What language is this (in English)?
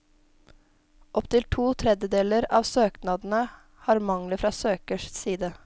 Norwegian